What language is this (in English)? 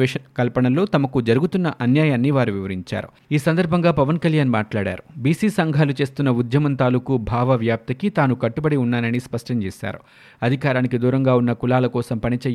Telugu